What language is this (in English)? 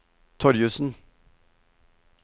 Norwegian